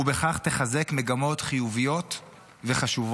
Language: Hebrew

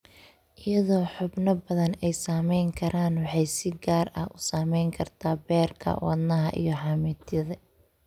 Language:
Somali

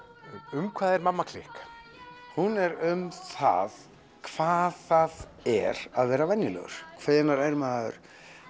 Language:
Icelandic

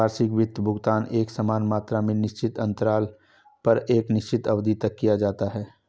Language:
Hindi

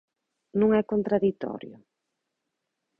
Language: Galician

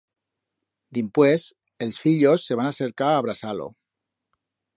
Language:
Aragonese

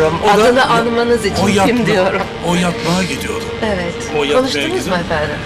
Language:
Turkish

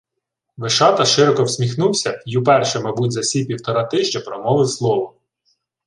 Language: Ukrainian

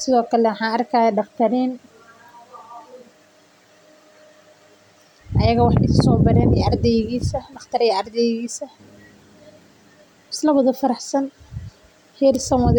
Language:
Somali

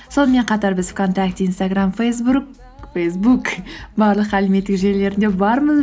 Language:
Kazakh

